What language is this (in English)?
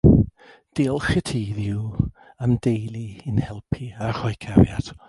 Welsh